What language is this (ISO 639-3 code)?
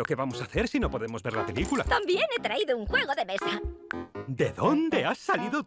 spa